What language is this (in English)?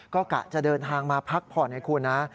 Thai